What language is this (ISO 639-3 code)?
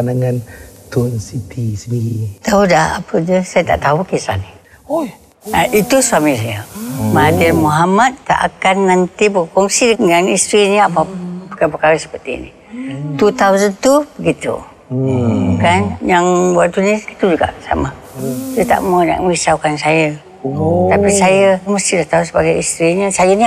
msa